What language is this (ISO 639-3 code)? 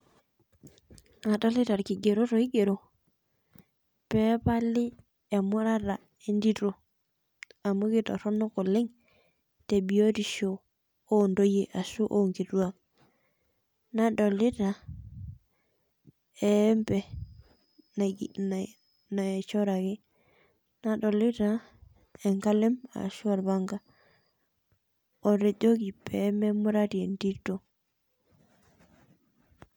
mas